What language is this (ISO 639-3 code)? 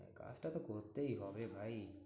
ben